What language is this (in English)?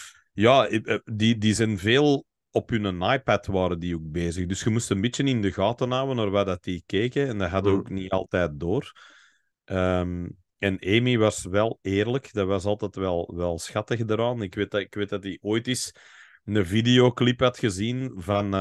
Dutch